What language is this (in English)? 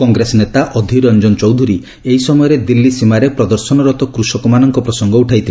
Odia